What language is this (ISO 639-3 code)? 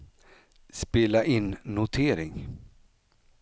swe